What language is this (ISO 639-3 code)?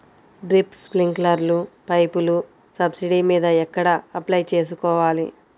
tel